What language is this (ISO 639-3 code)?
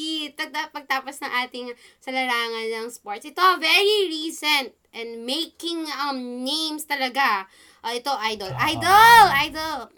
fil